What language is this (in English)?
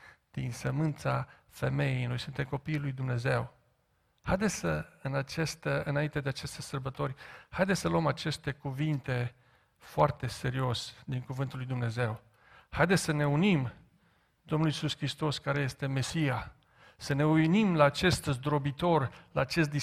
Romanian